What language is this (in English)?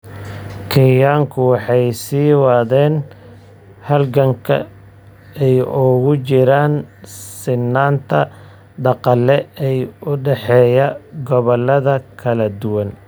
Somali